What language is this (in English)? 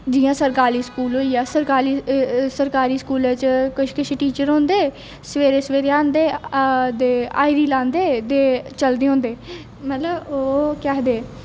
Dogri